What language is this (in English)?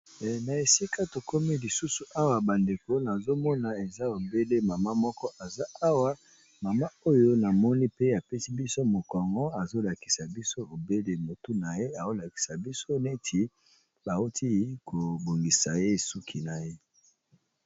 Lingala